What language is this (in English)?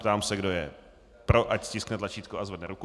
Czech